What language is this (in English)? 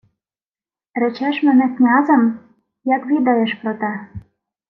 Ukrainian